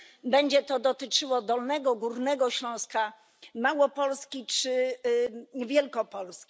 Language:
Polish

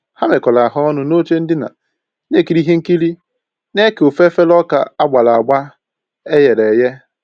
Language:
Igbo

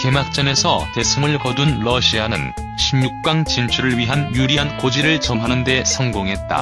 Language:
Korean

